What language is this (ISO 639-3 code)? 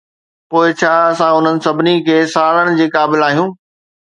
snd